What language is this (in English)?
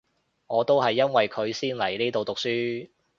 Cantonese